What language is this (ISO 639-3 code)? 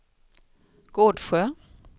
swe